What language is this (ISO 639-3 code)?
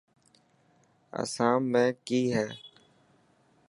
mki